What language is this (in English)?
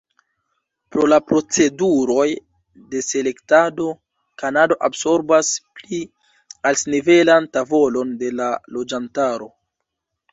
Esperanto